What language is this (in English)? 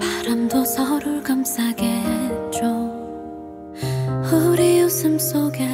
Korean